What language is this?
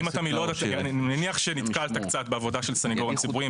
Hebrew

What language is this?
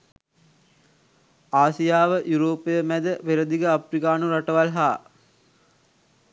Sinhala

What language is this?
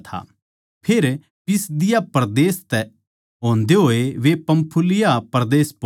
Haryanvi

